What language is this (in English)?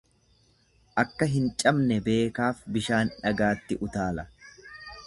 Oromo